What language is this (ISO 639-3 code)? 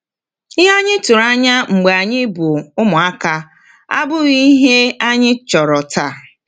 ibo